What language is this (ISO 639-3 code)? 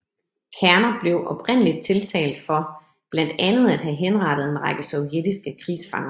dan